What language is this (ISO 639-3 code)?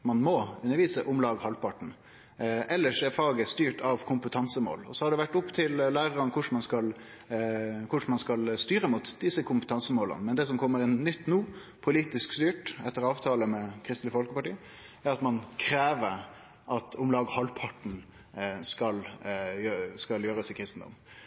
nno